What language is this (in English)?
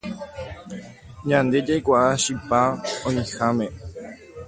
Guarani